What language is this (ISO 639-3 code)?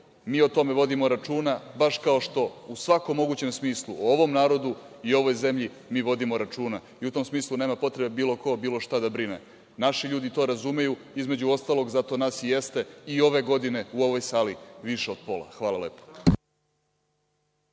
srp